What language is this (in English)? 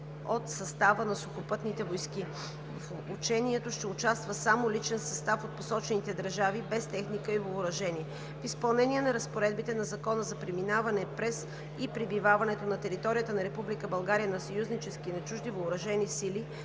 Bulgarian